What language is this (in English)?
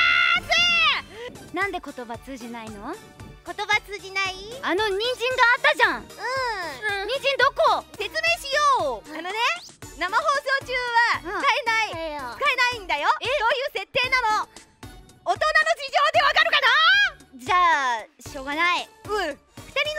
Japanese